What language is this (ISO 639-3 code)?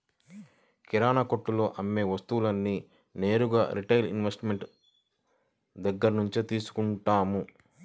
tel